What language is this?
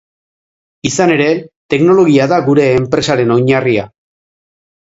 Basque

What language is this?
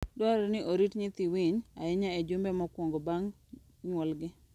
Luo (Kenya and Tanzania)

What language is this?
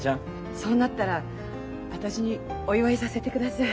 Japanese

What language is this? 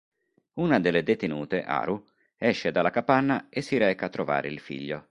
Italian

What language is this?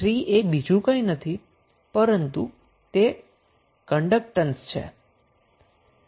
Gujarati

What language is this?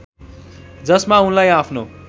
Nepali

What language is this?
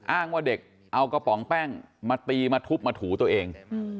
Thai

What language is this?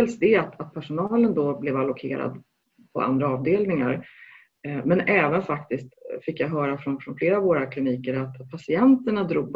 Swedish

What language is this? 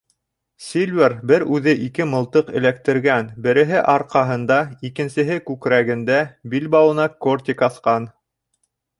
Bashkir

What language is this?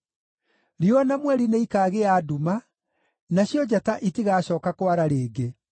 Kikuyu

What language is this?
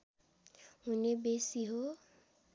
Nepali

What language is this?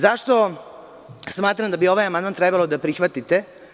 Serbian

